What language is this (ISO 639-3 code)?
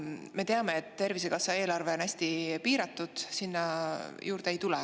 est